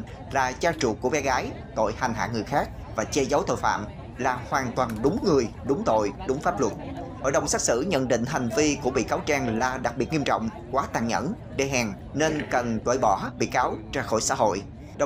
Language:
Vietnamese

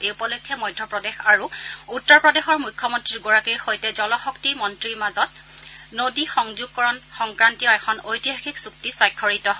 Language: Assamese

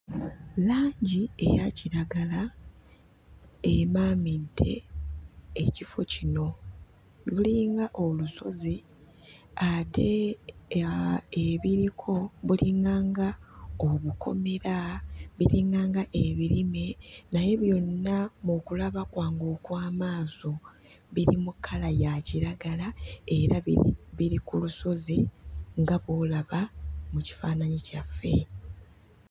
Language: Ganda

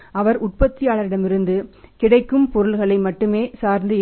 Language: Tamil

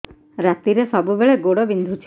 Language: Odia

